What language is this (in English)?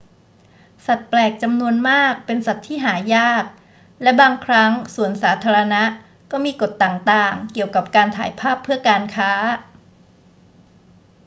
Thai